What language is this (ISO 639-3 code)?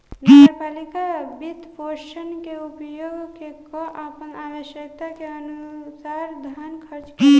bho